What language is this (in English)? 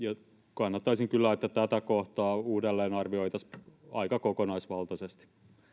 Finnish